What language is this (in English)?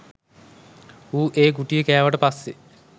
Sinhala